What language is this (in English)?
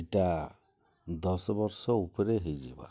Odia